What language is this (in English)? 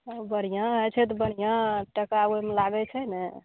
Maithili